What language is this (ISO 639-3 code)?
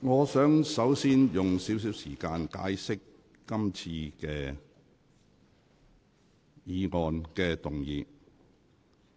yue